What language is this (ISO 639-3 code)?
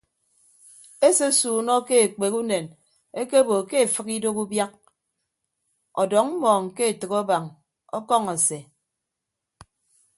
ibb